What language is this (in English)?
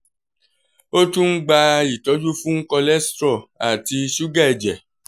Yoruba